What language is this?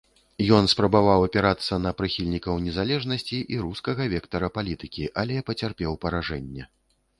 Belarusian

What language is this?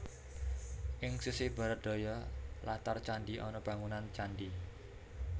Javanese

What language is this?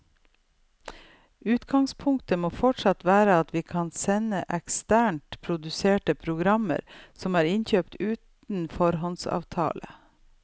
Norwegian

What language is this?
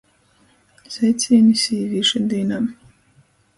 Latgalian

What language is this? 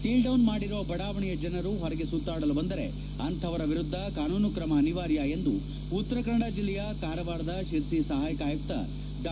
Kannada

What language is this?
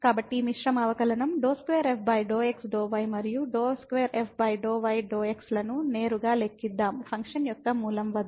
Telugu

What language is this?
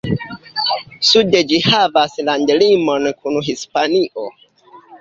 Esperanto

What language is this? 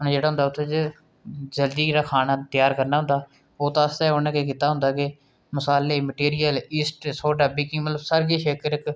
Dogri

